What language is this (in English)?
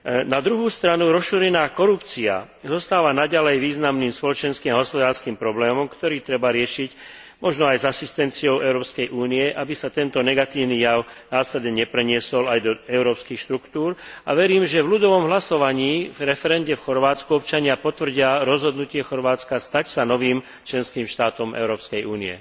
Slovak